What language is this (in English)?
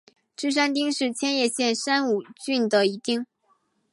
Chinese